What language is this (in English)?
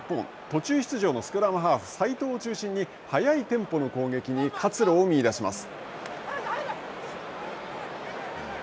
Japanese